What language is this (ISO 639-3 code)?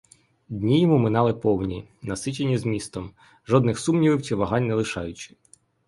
ukr